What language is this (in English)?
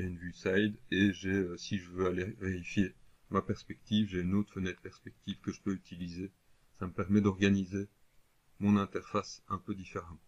French